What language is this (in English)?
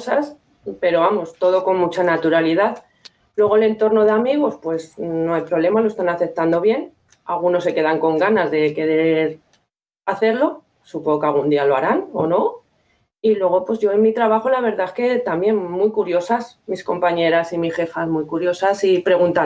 Spanish